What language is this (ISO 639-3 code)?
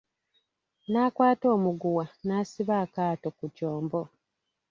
lug